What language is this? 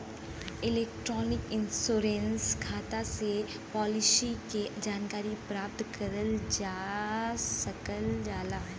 Bhojpuri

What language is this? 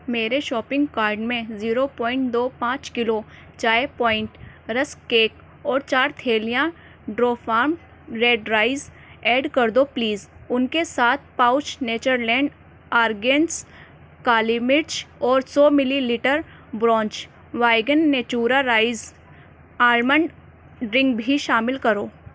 Urdu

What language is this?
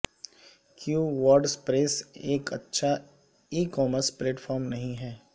Urdu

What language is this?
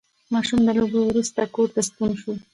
Pashto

